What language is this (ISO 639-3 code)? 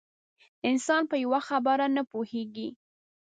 pus